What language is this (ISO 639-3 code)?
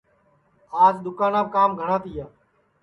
ssi